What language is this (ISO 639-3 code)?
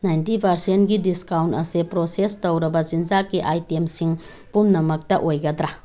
mni